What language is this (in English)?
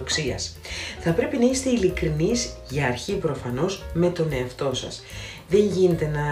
Greek